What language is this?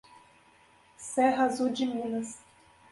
Portuguese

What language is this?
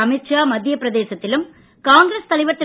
Tamil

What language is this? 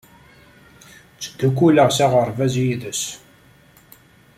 Kabyle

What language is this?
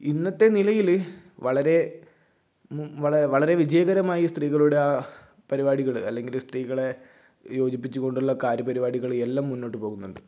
Malayalam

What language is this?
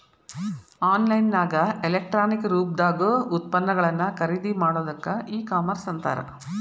Kannada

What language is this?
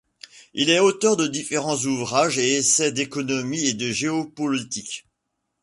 French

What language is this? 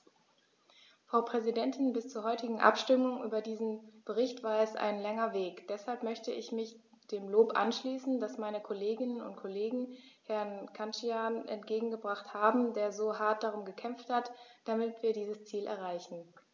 German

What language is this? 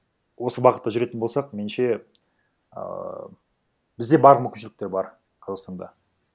Kazakh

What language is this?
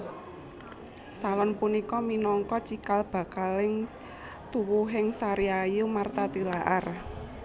Javanese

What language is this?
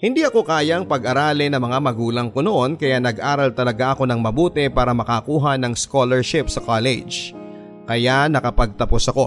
Filipino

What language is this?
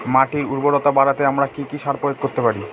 Bangla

